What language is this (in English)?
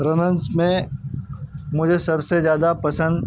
Urdu